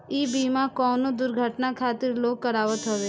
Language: Bhojpuri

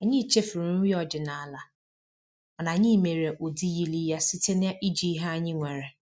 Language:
Igbo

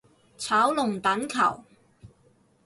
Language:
Cantonese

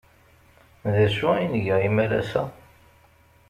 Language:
Kabyle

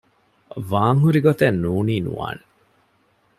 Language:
Divehi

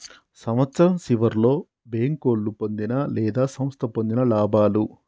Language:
Telugu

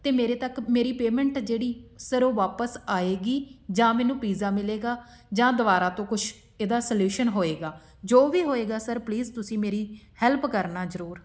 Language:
Punjabi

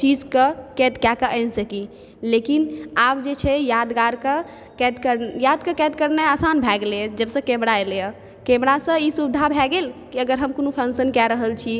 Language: Maithili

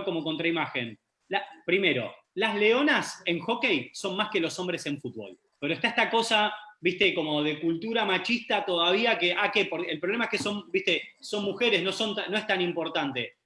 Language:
Spanish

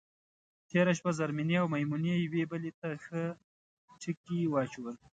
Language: Pashto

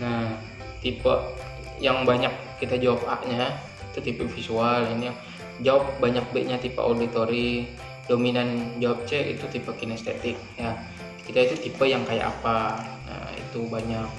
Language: Indonesian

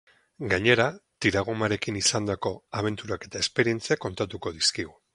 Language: Basque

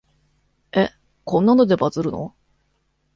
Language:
Japanese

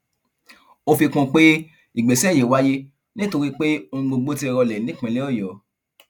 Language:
Yoruba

